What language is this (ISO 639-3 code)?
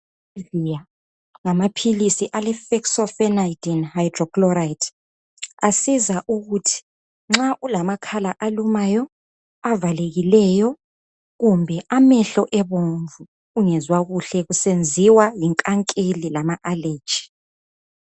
nde